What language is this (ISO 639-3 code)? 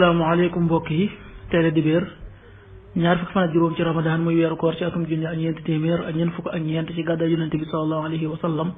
ara